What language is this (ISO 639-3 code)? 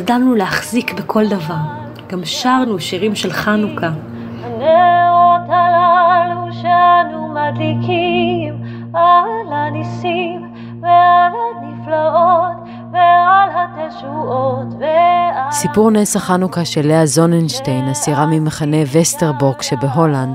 heb